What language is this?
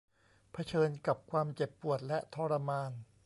Thai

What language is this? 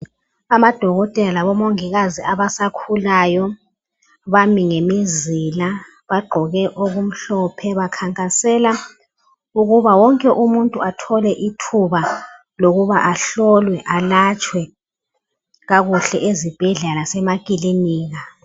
North Ndebele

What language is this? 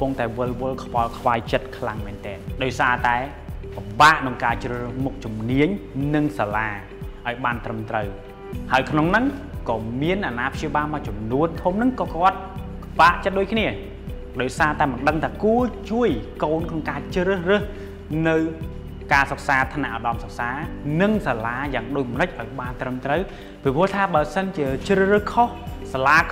Thai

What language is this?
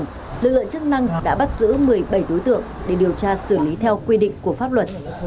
Vietnamese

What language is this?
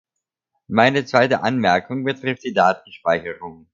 German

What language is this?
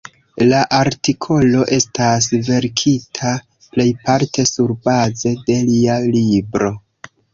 Esperanto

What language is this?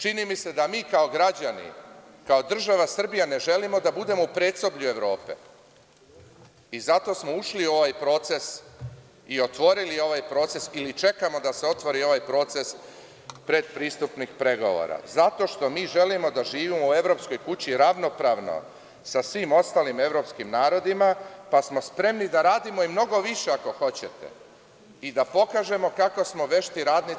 Serbian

